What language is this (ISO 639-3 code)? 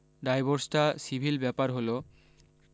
ben